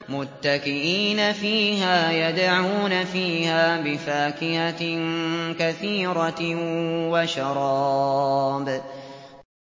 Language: Arabic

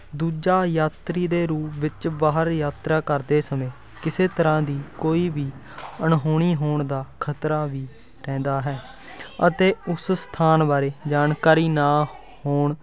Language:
Punjabi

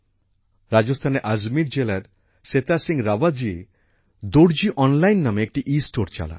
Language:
Bangla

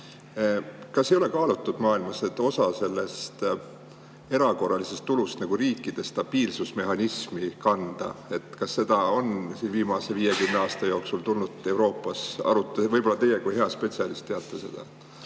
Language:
Estonian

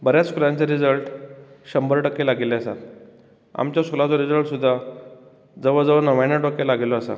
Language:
Konkani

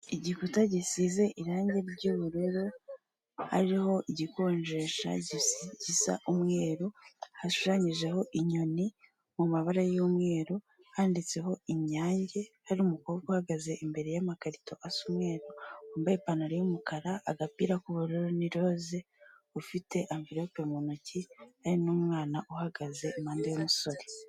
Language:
Kinyarwanda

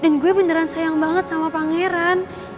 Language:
Indonesian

